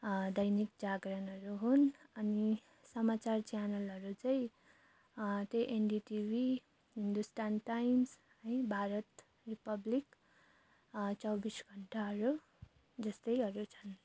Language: Nepali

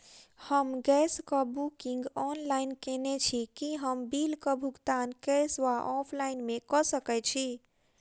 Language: Maithili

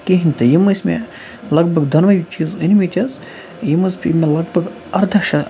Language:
Kashmiri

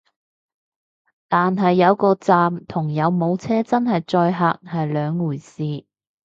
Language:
Cantonese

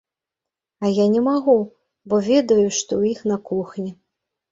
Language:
Belarusian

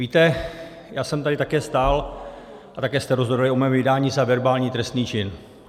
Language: Czech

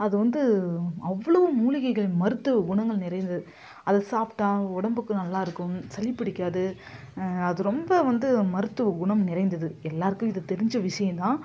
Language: Tamil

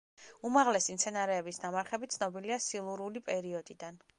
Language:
Georgian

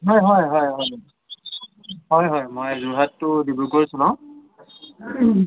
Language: Assamese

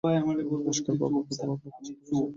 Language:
Bangla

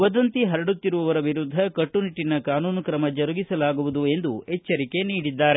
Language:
Kannada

